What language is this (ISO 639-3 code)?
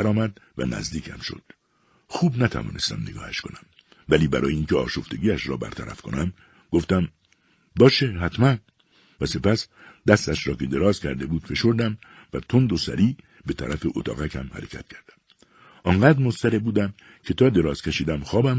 fas